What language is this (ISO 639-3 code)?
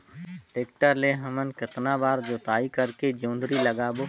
hne